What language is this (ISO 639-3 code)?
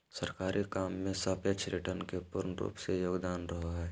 mag